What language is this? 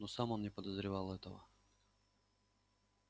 Russian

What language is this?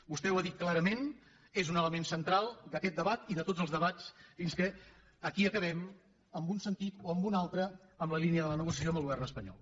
Catalan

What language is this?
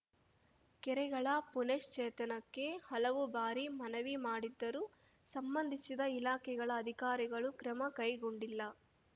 Kannada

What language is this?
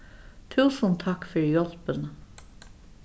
Faroese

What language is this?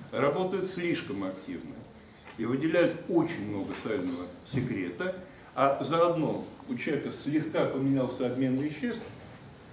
Russian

